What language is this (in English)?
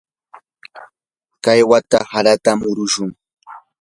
Yanahuanca Pasco Quechua